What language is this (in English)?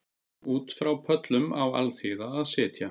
Icelandic